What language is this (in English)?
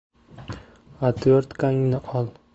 Uzbek